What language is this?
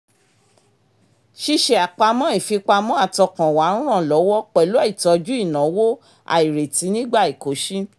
Yoruba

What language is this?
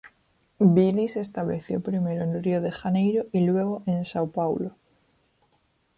Spanish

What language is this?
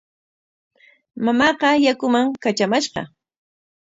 Corongo Ancash Quechua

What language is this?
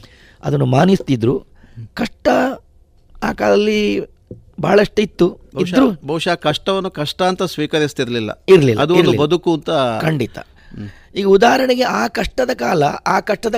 Kannada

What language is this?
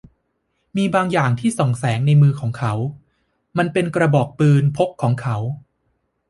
Thai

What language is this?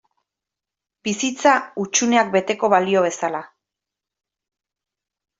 Basque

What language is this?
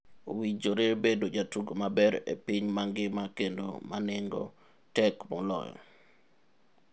Luo (Kenya and Tanzania)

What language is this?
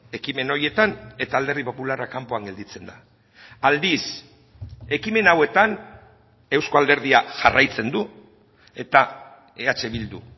Basque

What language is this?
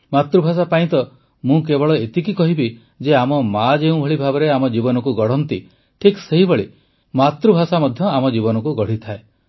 Odia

